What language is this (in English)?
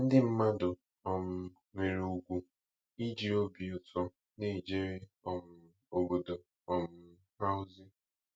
Igbo